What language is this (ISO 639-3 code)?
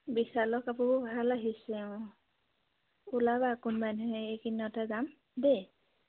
asm